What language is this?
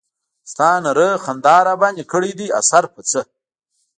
Pashto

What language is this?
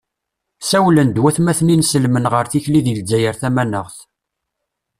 Kabyle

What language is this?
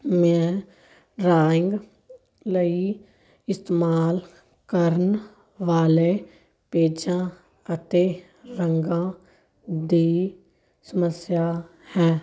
Punjabi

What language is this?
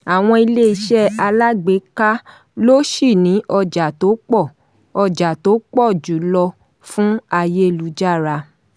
Yoruba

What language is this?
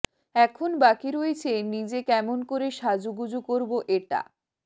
Bangla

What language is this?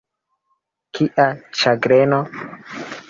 Esperanto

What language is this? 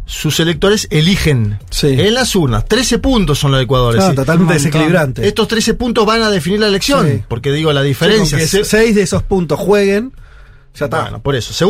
Spanish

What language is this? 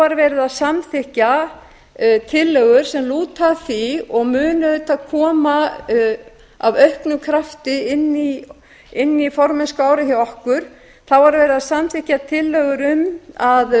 Icelandic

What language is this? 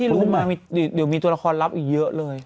Thai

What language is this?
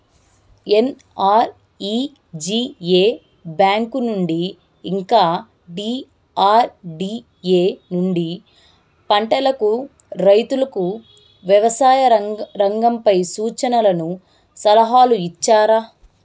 Telugu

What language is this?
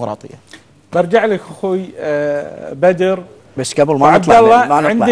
Arabic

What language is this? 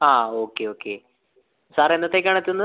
Malayalam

